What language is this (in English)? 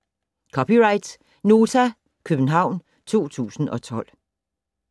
Danish